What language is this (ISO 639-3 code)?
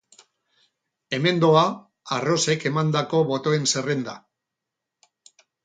eus